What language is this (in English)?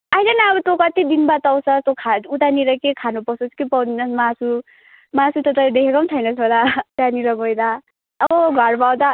Nepali